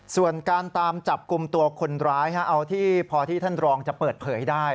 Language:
Thai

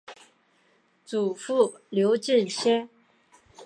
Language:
Chinese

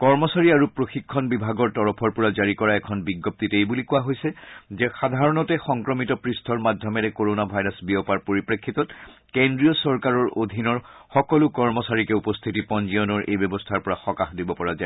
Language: Assamese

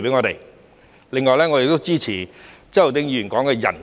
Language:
Cantonese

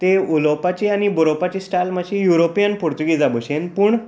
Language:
Konkani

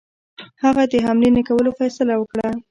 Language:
Pashto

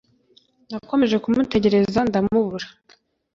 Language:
Kinyarwanda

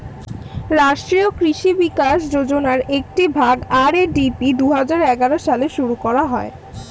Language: Bangla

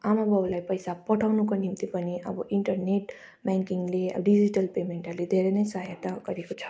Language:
Nepali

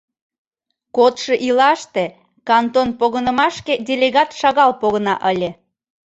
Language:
Mari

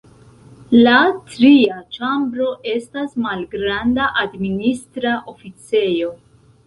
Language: Esperanto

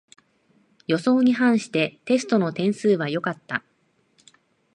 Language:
Japanese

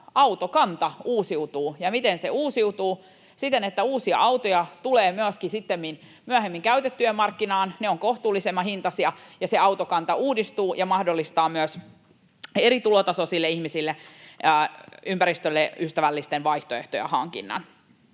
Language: Finnish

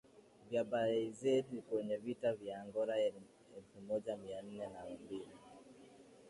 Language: Swahili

